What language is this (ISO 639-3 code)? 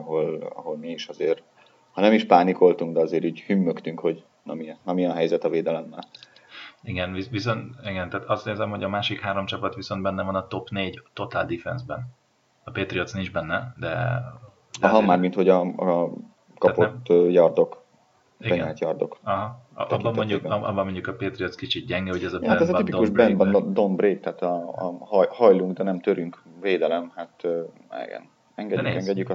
hun